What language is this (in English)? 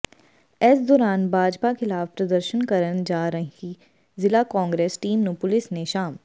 Punjabi